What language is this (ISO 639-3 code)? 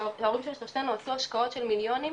heb